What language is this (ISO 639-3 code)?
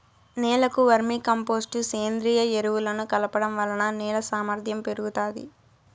tel